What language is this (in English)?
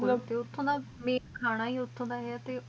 Punjabi